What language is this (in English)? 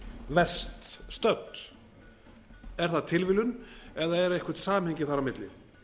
Icelandic